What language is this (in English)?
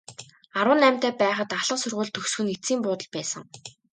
Mongolian